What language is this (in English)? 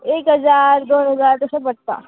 Konkani